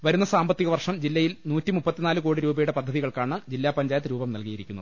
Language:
Malayalam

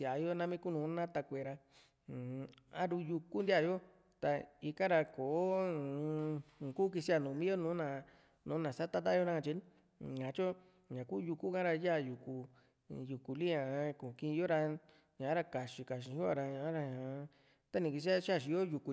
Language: Juxtlahuaca Mixtec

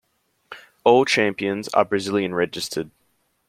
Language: English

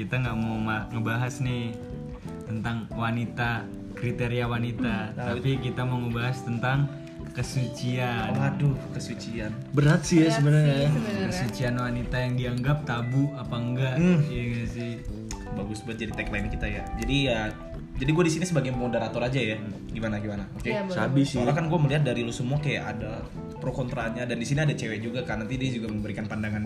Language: Indonesian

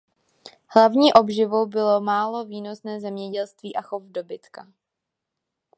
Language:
Czech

